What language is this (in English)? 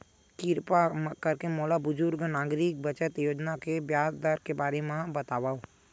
Chhattisgarhi